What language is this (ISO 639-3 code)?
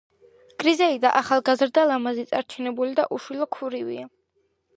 kat